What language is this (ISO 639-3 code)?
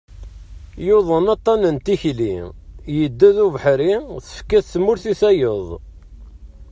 kab